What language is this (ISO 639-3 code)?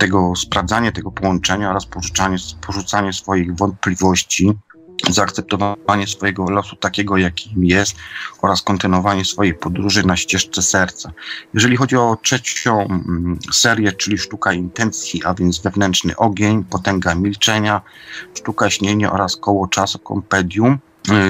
pol